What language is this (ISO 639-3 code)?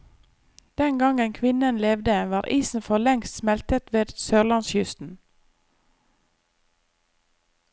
nor